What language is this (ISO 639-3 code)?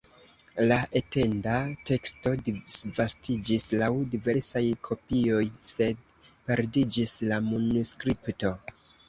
epo